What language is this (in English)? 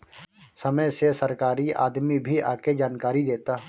Bhojpuri